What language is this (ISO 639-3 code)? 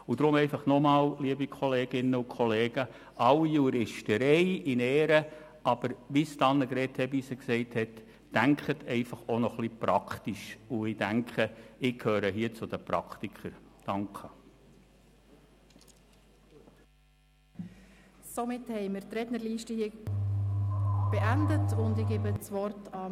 gsw